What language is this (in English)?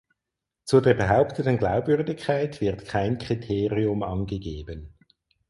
German